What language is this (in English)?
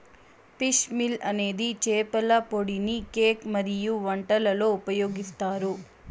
Telugu